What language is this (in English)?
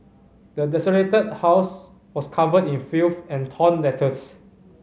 English